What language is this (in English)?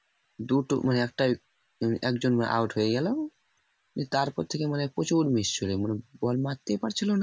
Bangla